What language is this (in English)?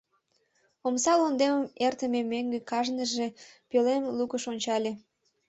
Mari